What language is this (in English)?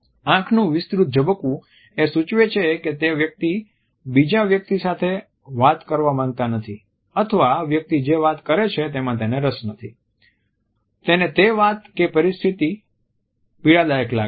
Gujarati